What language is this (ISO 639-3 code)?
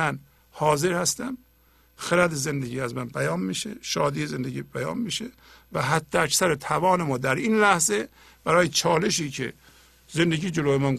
fas